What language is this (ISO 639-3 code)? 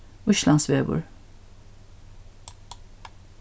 fao